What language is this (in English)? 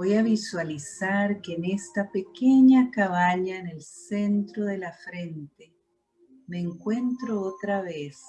Spanish